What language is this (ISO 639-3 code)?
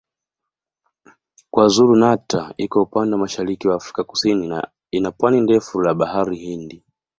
swa